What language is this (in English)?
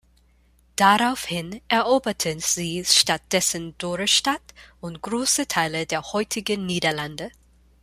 German